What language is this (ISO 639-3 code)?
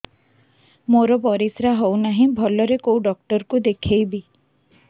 ori